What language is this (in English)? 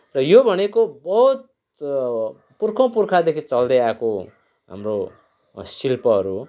Nepali